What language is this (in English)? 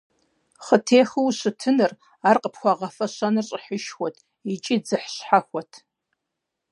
Kabardian